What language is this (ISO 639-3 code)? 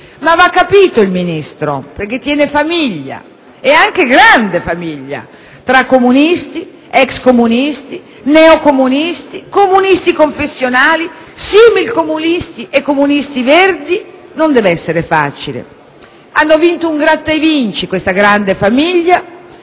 ita